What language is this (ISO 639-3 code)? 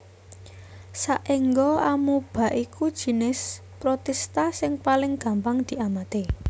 jav